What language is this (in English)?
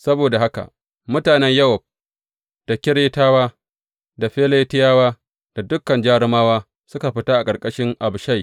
Hausa